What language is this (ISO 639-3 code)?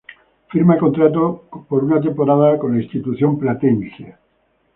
spa